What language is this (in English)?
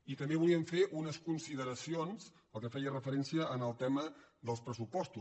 Catalan